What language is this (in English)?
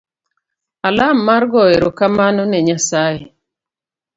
Luo (Kenya and Tanzania)